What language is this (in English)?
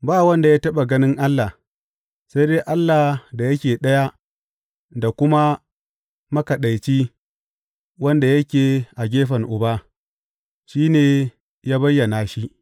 Hausa